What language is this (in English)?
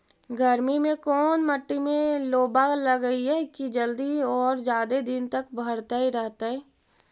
Magahi